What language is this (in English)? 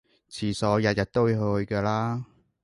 Cantonese